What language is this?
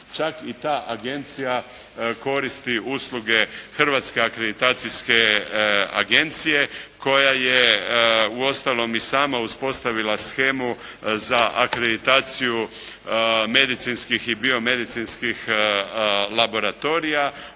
Croatian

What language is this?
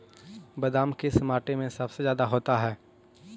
Magahi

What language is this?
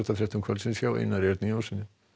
Icelandic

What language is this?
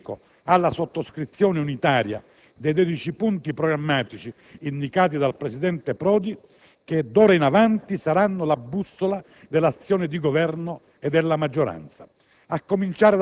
Italian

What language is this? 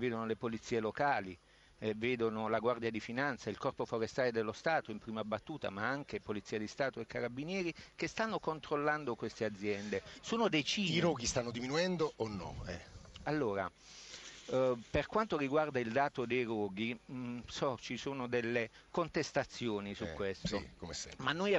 Italian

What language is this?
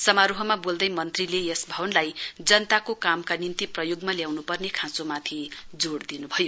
Nepali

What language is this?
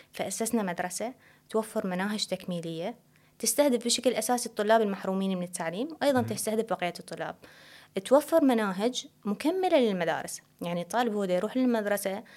Arabic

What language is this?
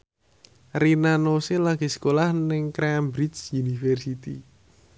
Javanese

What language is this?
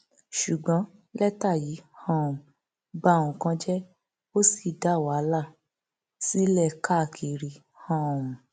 Yoruba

